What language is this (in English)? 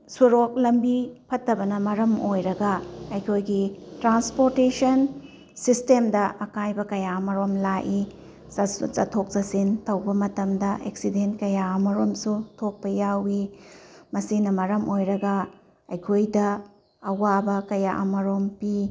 Manipuri